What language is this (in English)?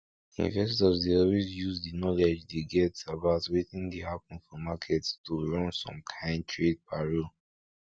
Nigerian Pidgin